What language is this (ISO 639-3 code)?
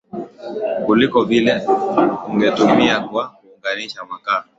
swa